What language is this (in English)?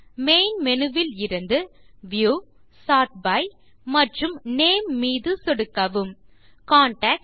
Tamil